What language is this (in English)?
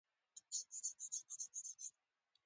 Pashto